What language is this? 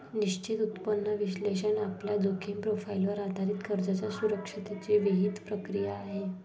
Marathi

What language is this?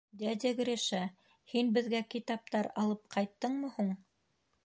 Bashkir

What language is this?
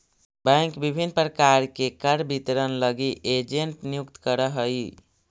Magahi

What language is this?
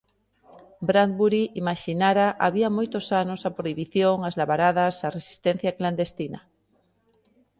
Galician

